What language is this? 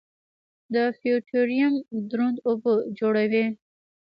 Pashto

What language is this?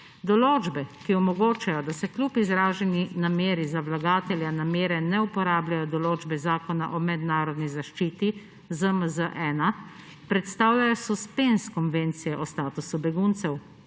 Slovenian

